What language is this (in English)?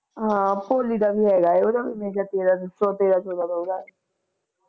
Punjabi